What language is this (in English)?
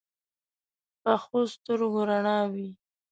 Pashto